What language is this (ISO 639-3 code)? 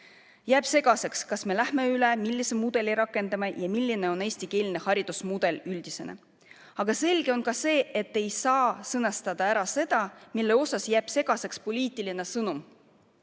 est